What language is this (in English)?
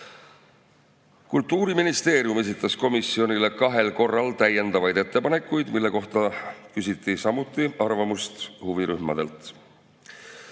Estonian